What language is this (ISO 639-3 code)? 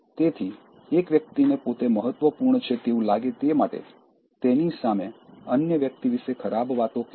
guj